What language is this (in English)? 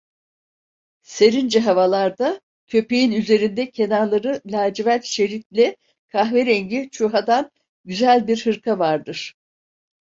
Turkish